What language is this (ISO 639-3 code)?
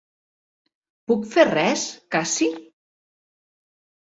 cat